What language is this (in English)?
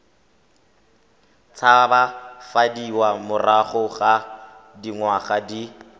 Tswana